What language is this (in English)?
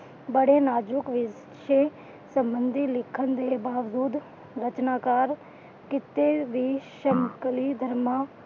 Punjabi